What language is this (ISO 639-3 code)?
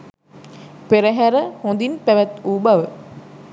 sin